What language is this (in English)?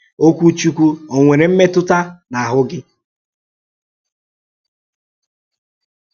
Igbo